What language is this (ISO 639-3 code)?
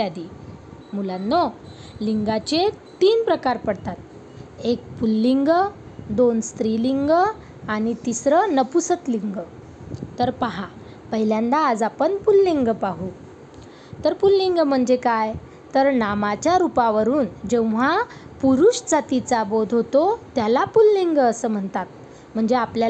mar